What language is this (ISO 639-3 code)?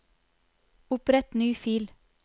nor